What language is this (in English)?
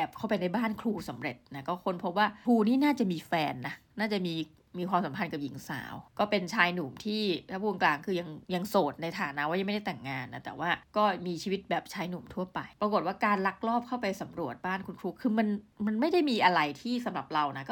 Thai